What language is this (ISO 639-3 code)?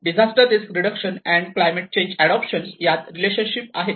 mar